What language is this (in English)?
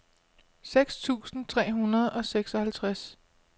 Danish